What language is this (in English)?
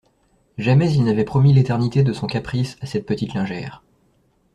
French